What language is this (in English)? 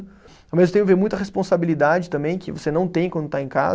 Portuguese